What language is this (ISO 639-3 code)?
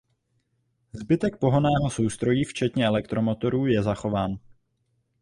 ces